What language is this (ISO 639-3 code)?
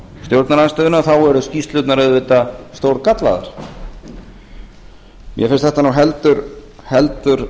isl